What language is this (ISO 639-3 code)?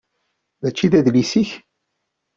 kab